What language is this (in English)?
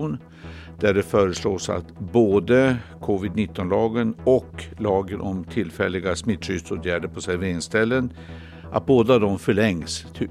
Swedish